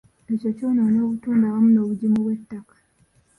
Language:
Ganda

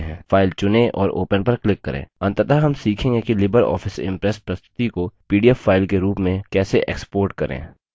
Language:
Hindi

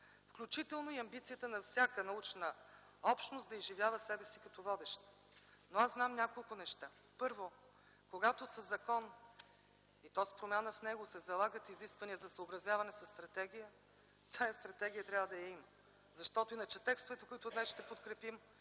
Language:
Bulgarian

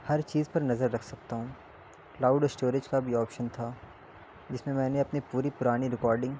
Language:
Urdu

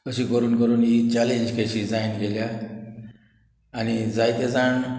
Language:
Konkani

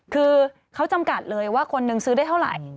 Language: Thai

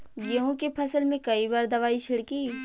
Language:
Bhojpuri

